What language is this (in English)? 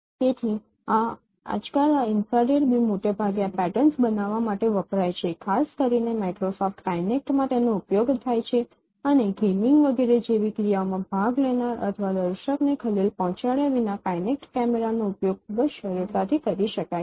Gujarati